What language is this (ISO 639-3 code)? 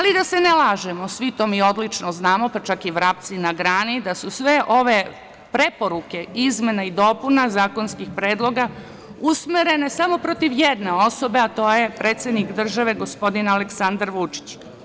srp